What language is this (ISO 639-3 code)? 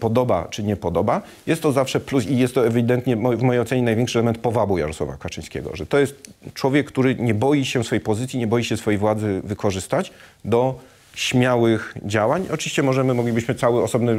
pol